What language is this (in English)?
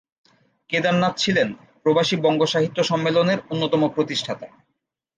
Bangla